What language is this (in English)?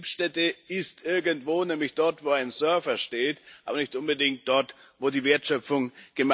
German